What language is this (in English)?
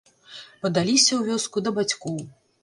Belarusian